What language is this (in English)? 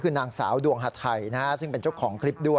Thai